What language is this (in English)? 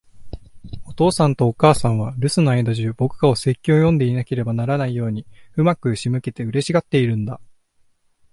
Japanese